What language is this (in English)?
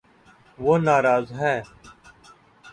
Urdu